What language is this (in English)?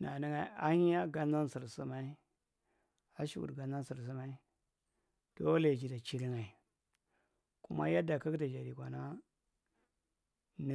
Marghi Central